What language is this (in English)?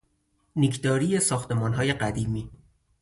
Persian